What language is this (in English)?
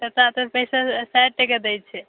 Maithili